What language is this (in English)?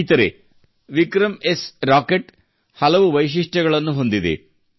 Kannada